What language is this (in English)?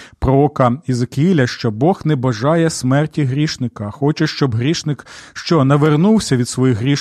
Ukrainian